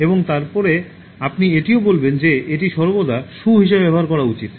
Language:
Bangla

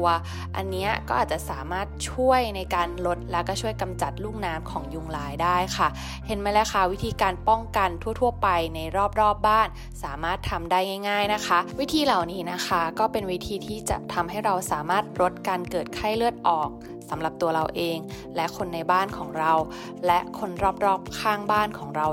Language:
Thai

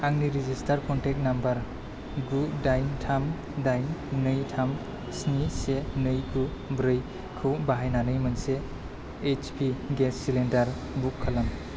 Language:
Bodo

